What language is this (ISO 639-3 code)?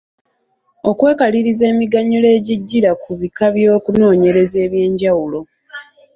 lug